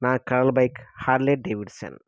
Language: Telugu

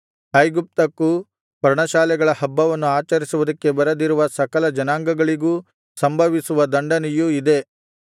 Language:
Kannada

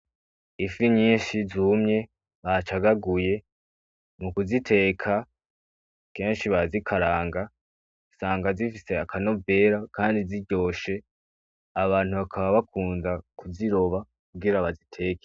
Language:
Rundi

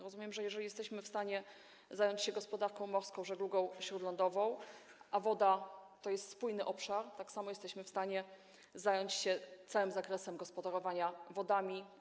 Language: Polish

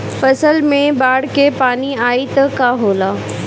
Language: Bhojpuri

